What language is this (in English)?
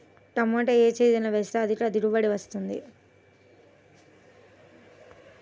Telugu